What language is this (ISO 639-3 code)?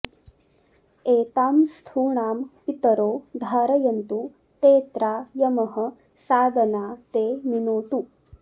san